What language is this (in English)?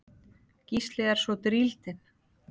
Icelandic